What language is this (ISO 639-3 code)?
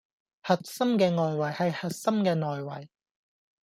yue